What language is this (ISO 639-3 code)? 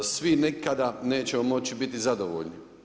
hrv